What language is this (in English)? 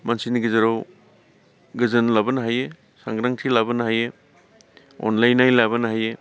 Bodo